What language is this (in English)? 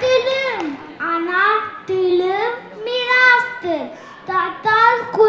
Romanian